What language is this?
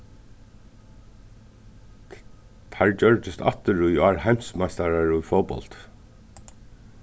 Faroese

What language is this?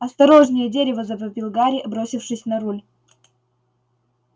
Russian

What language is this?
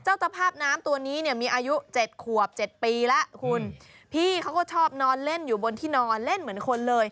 Thai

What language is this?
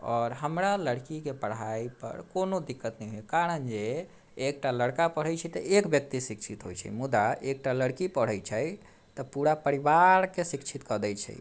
Maithili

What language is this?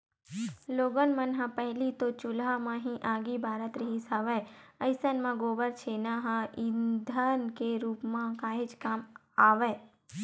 Chhattisgarhi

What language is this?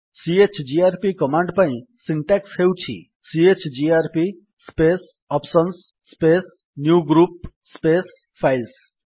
Odia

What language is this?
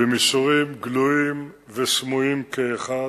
Hebrew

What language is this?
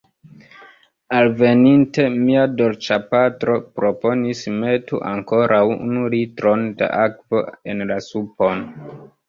Esperanto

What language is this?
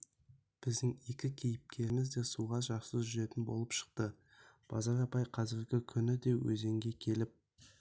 Kazakh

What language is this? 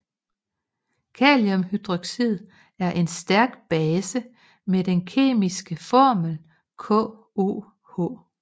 Danish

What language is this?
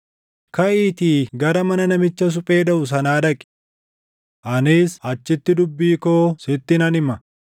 Oromo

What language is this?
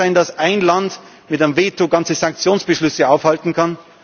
German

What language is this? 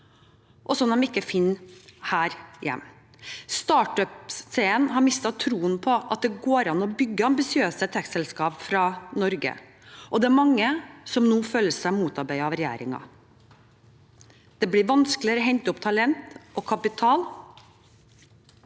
Norwegian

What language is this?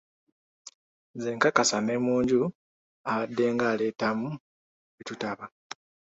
Ganda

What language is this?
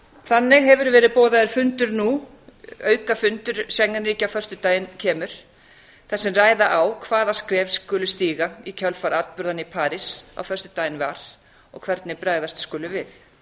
Icelandic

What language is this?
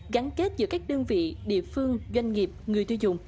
Vietnamese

